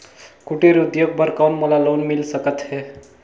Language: Chhattisgarhi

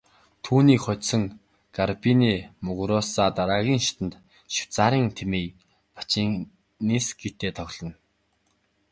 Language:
Mongolian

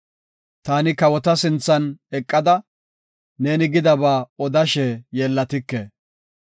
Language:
Gofa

